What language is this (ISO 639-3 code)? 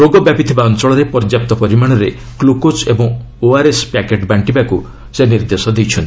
ori